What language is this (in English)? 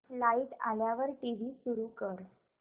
Marathi